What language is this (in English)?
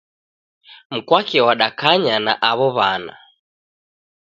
Taita